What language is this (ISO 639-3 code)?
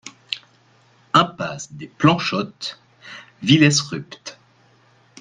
fra